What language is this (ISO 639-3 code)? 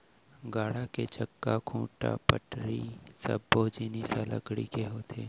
hne